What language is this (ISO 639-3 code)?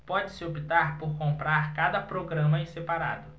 por